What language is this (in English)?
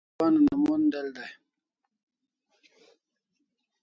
Kalasha